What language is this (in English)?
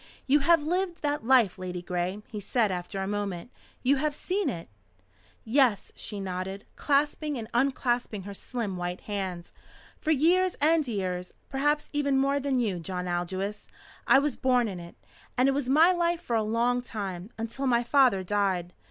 English